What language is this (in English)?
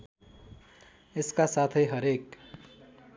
Nepali